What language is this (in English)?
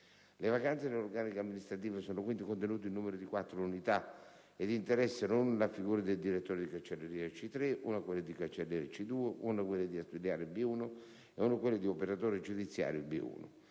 Italian